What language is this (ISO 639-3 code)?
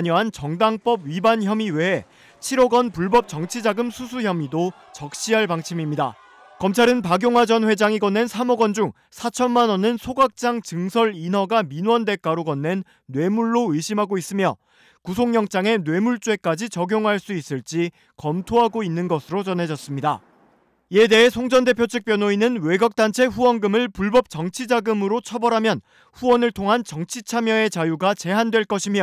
kor